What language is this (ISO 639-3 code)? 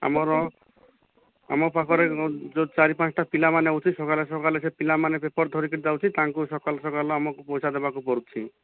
ori